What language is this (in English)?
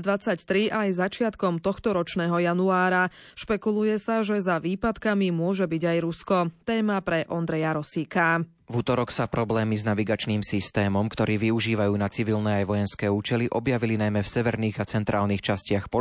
Slovak